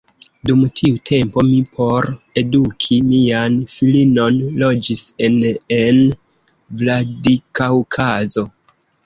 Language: Esperanto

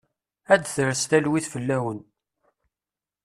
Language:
Kabyle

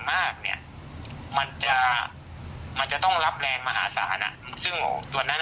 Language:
Thai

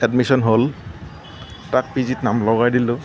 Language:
Assamese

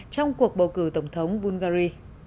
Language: Vietnamese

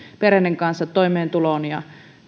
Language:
Finnish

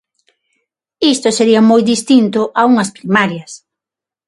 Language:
Galician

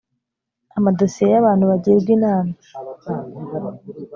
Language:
Kinyarwanda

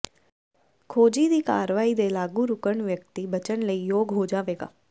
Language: Punjabi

